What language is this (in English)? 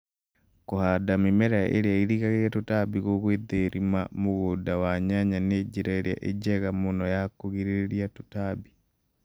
Kikuyu